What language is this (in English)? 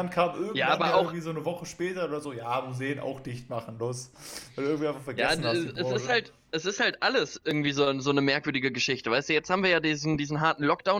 German